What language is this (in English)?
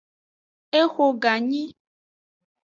Aja (Benin)